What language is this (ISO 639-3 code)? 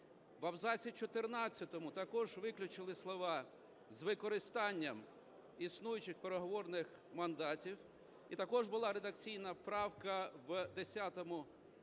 ukr